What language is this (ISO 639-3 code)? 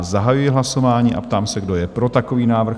ces